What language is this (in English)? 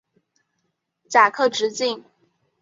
Chinese